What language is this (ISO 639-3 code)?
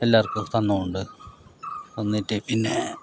mal